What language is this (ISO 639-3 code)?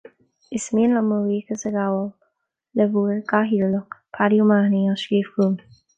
gle